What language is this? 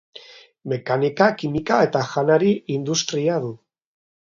Basque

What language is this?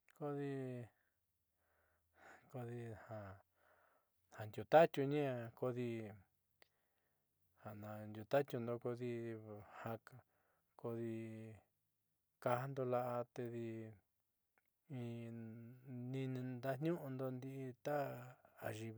Southeastern Nochixtlán Mixtec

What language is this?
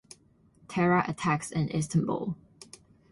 English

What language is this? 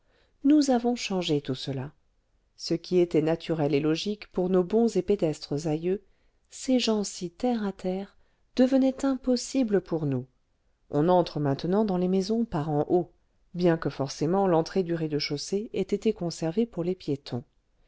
French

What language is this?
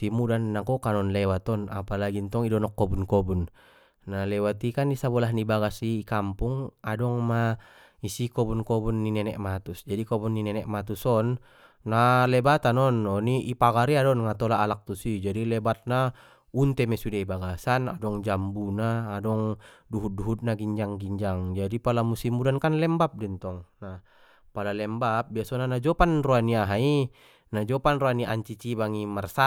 Batak Mandailing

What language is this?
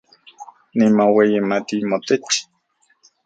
Central Puebla Nahuatl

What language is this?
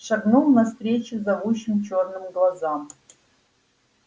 Russian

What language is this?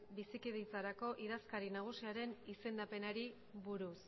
Basque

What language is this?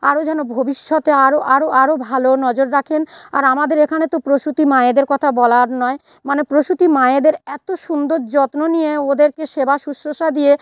Bangla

